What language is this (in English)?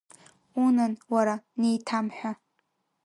Abkhazian